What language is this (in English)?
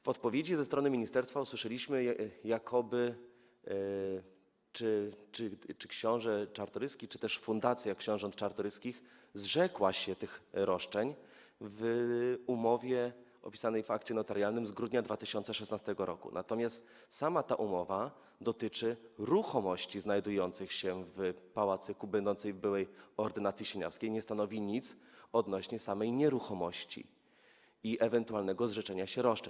Polish